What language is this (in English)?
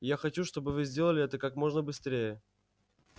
Russian